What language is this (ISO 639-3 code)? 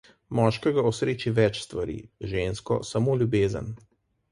slv